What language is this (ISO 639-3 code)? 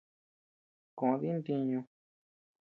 cux